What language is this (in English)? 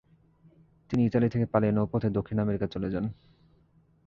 Bangla